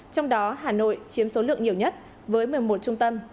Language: Vietnamese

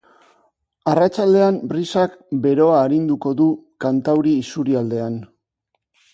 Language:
Basque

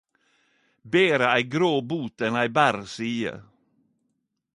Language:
Norwegian Nynorsk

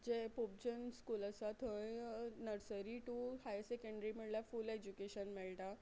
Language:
Konkani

